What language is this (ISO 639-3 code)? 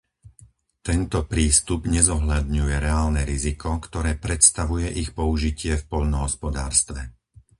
slk